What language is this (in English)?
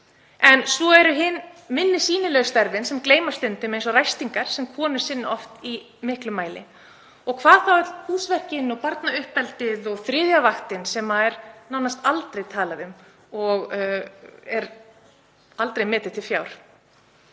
Icelandic